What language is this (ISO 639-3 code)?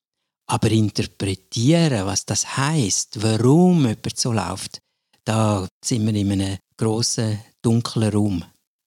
deu